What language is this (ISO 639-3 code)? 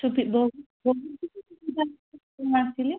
ori